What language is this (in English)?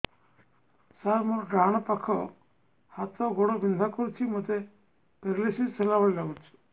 Odia